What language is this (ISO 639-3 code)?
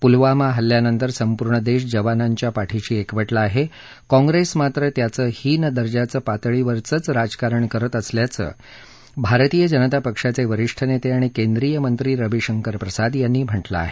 mar